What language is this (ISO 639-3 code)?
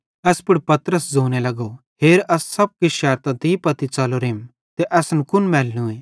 bhd